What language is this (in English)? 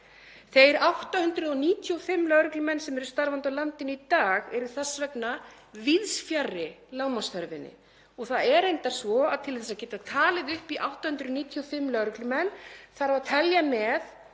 Icelandic